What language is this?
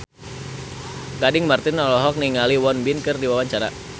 Sundanese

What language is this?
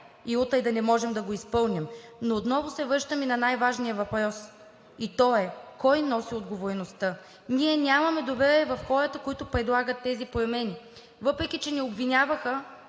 Bulgarian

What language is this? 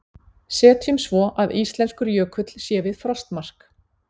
Icelandic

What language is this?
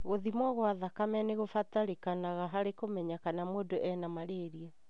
Kikuyu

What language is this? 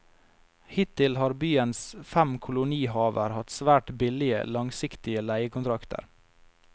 Norwegian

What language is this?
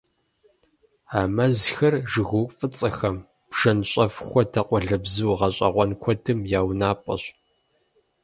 Kabardian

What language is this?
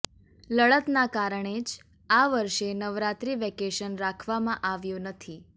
Gujarati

